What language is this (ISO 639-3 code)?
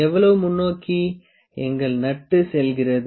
tam